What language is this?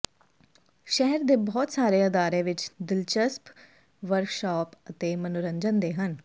Punjabi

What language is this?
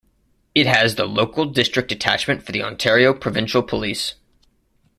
English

